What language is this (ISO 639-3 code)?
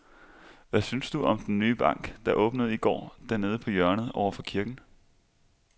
dan